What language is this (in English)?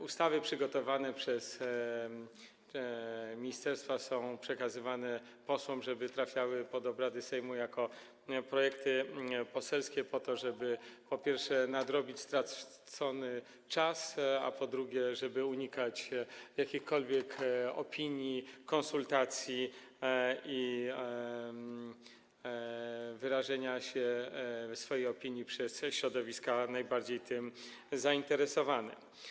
Polish